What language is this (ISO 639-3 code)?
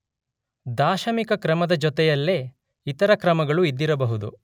kan